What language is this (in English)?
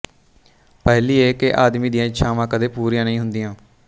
Punjabi